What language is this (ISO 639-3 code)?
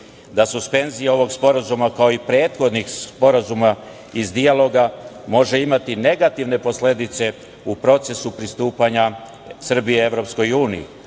srp